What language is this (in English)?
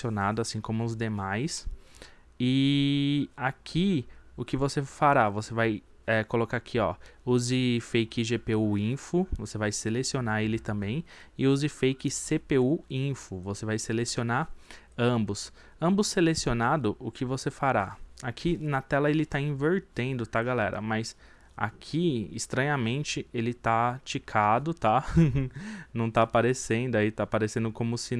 Portuguese